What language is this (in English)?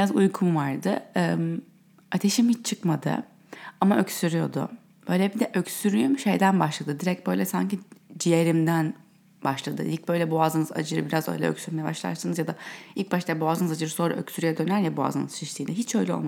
Turkish